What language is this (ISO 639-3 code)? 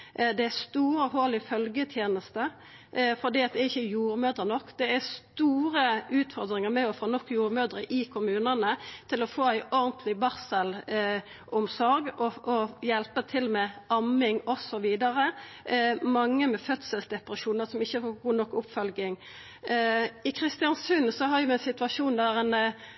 nno